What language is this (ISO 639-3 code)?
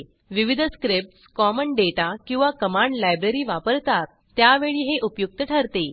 mar